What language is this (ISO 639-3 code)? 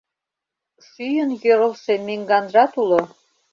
chm